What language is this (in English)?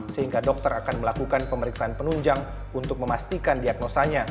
Indonesian